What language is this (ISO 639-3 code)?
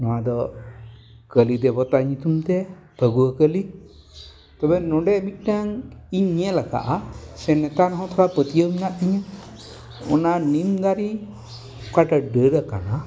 sat